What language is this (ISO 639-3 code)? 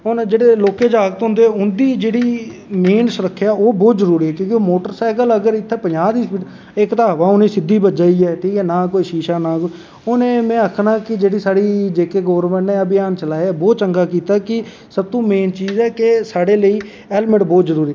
doi